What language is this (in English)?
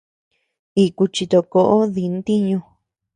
Tepeuxila Cuicatec